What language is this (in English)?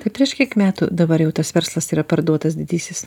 Lithuanian